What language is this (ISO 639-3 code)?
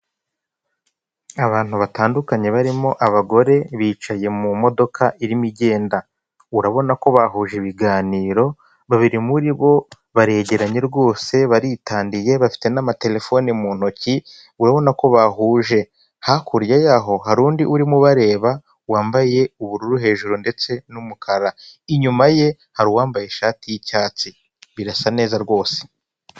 kin